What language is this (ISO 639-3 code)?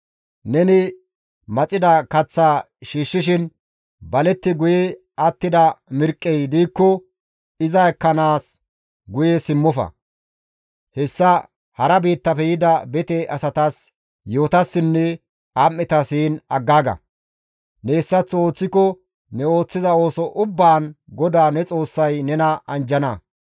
gmv